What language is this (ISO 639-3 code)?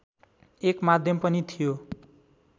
nep